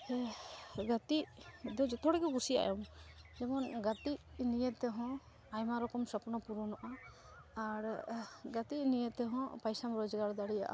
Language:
Santali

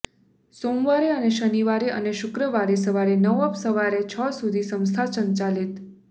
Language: Gujarati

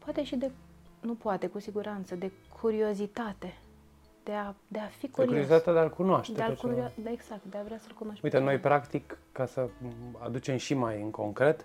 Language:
Romanian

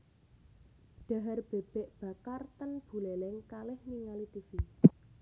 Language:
Javanese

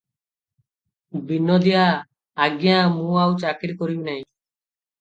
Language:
Odia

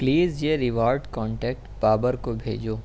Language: Urdu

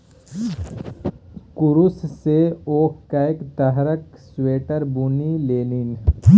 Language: Maithili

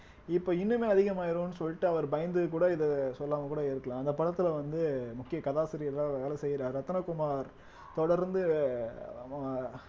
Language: Tamil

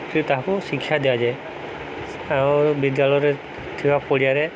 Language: Odia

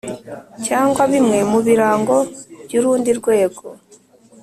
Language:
Kinyarwanda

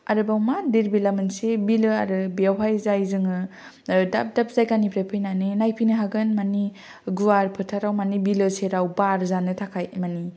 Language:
Bodo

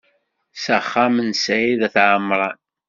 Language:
Kabyle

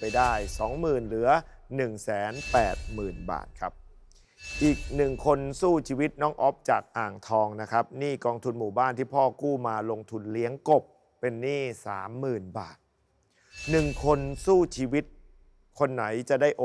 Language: Thai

